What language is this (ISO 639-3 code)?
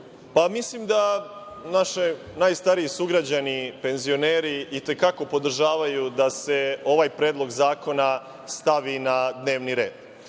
srp